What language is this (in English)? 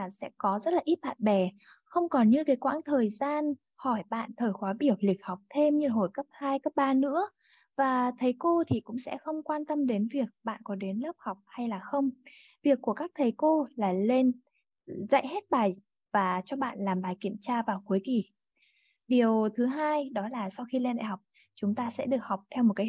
Vietnamese